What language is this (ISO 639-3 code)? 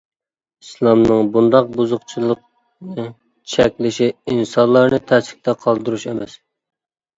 uig